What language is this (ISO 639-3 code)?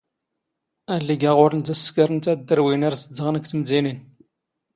zgh